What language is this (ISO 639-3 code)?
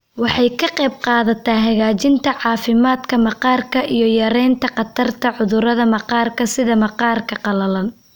som